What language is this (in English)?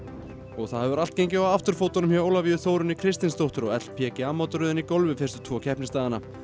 Icelandic